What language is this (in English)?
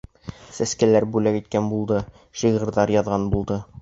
Bashkir